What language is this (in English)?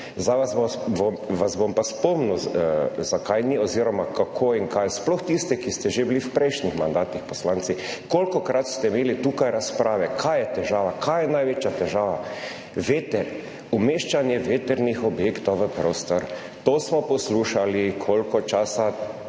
Slovenian